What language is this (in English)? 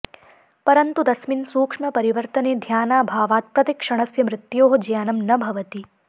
Sanskrit